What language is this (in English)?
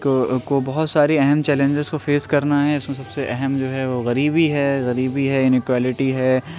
Urdu